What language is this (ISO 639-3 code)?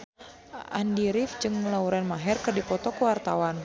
sun